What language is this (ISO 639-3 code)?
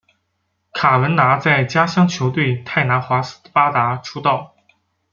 zho